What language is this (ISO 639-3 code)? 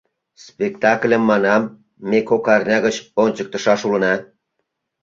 chm